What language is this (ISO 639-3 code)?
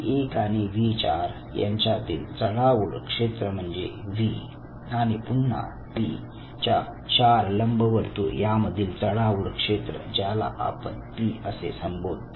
mar